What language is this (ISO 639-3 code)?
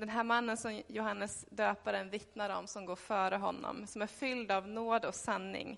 swe